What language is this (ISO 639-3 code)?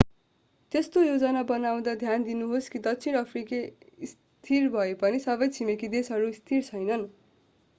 nep